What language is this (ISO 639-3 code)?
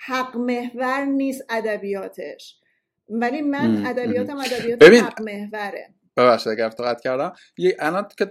fas